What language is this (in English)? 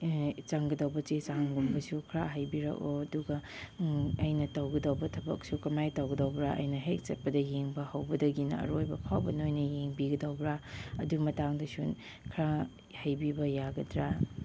Manipuri